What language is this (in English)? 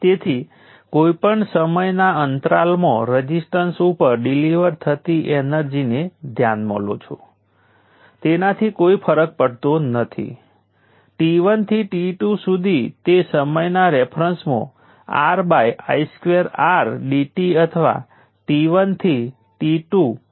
Gujarati